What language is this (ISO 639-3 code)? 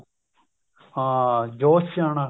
pan